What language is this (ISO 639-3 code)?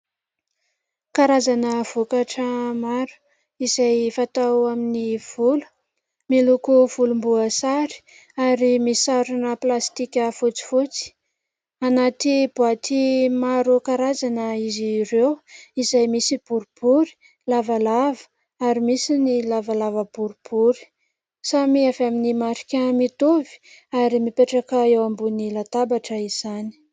mlg